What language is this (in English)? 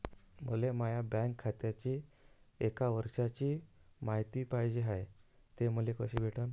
Marathi